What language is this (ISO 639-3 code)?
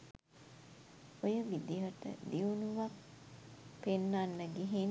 sin